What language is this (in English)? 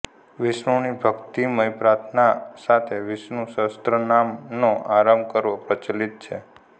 Gujarati